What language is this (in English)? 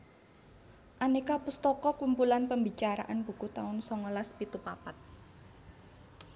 Javanese